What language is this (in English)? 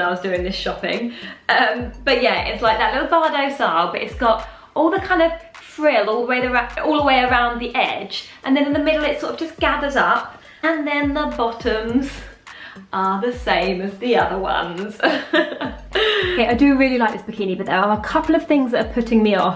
English